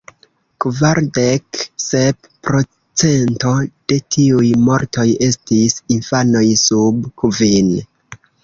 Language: Esperanto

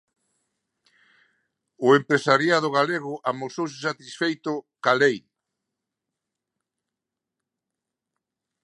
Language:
Galician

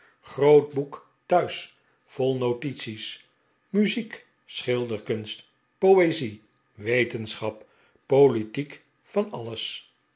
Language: Dutch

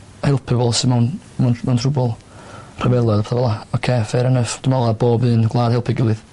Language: Welsh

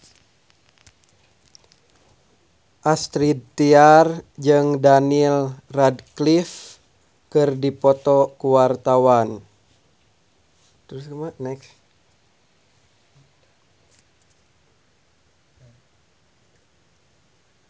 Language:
Sundanese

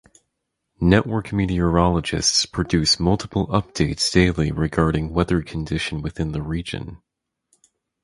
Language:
English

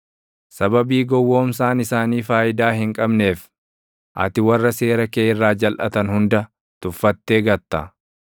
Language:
Oromo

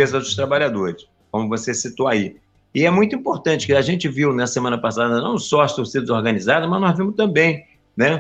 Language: Portuguese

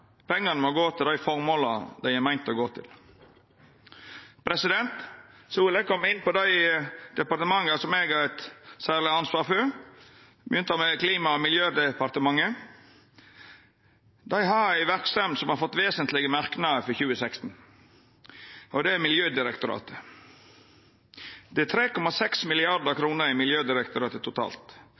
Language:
Norwegian Nynorsk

